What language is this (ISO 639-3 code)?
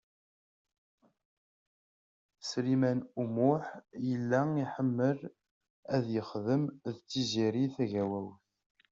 kab